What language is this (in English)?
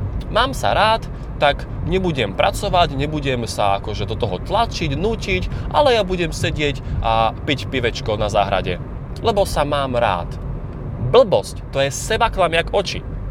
Slovak